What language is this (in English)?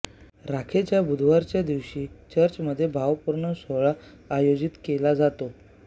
Marathi